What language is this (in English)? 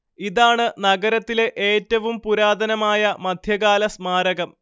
Malayalam